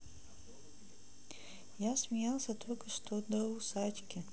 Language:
Russian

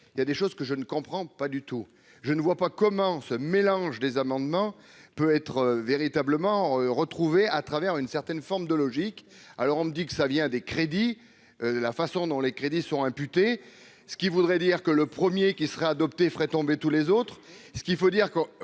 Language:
French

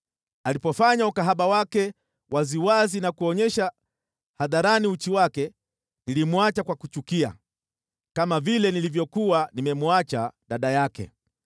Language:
Swahili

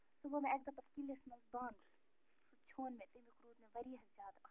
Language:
Kashmiri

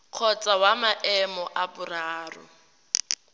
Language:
Tswana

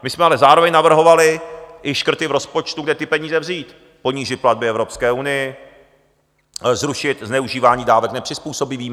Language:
Czech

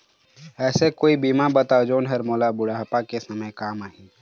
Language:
Chhattisgarhi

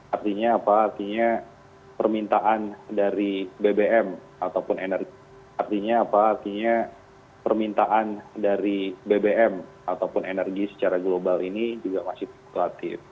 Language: Indonesian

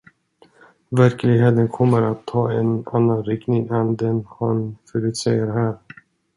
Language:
Swedish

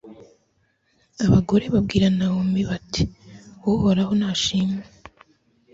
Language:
Kinyarwanda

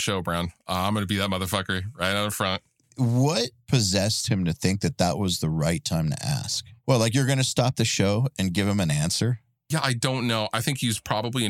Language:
English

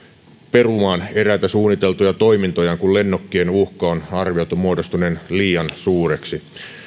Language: Finnish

